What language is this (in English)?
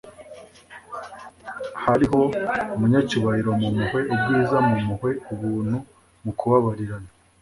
Kinyarwanda